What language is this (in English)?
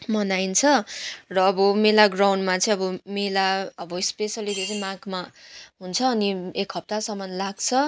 Nepali